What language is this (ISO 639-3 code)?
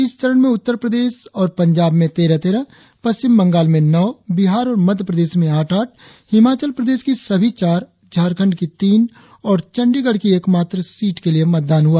hin